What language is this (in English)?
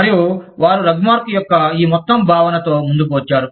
Telugu